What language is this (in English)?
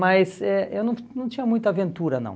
Portuguese